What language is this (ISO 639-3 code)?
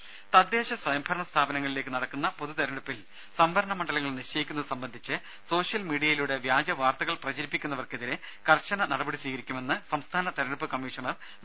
mal